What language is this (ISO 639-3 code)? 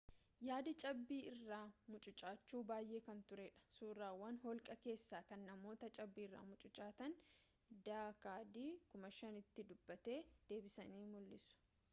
orm